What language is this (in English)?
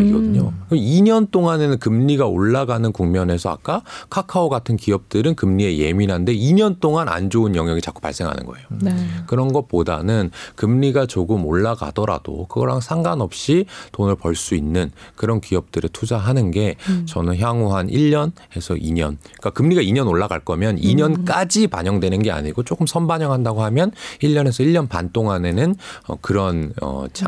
Korean